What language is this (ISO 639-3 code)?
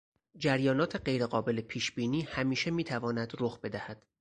fas